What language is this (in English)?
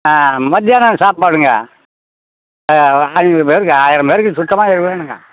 Tamil